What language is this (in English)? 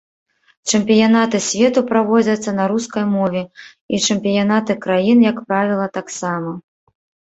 Belarusian